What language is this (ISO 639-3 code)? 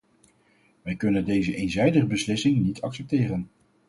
nld